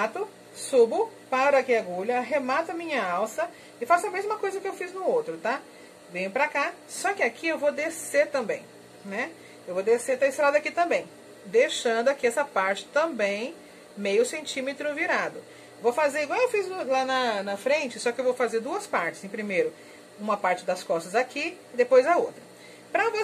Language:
Portuguese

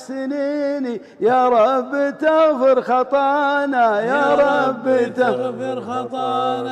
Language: Arabic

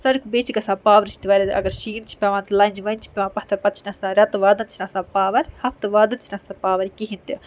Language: Kashmiri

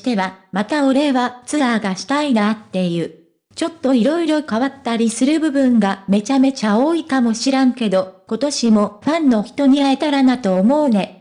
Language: Japanese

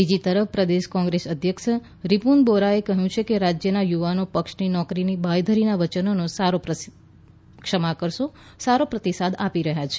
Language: Gujarati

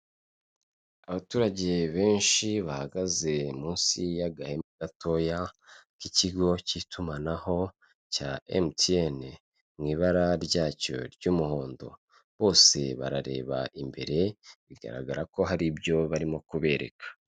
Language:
Kinyarwanda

